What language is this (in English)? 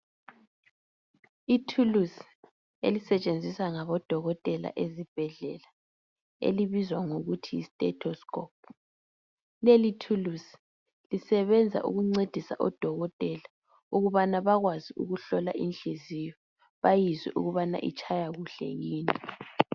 North Ndebele